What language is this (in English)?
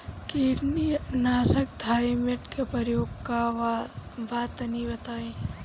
Bhojpuri